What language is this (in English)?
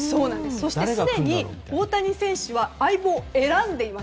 Japanese